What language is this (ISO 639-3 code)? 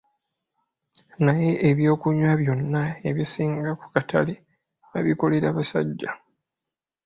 lug